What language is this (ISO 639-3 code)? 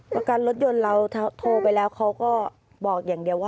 tha